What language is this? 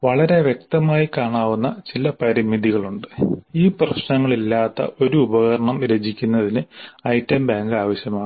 Malayalam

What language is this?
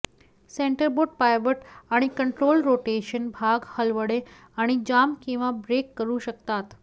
Marathi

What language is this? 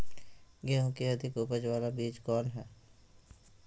Magahi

